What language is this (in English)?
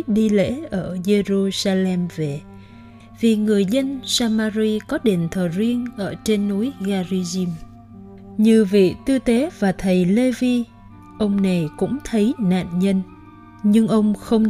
Vietnamese